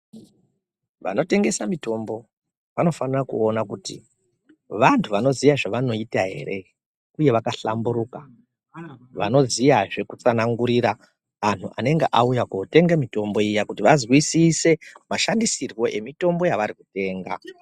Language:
Ndau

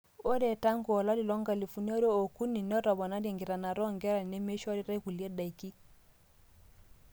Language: Masai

